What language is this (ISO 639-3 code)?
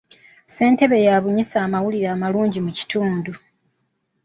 lug